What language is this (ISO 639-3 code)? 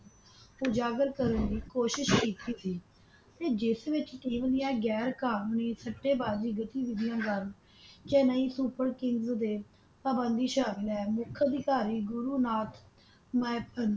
pan